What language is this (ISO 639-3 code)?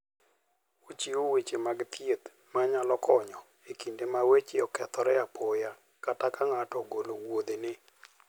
luo